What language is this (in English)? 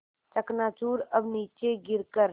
Hindi